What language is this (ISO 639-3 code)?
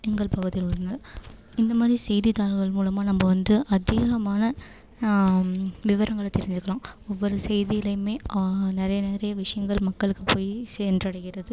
tam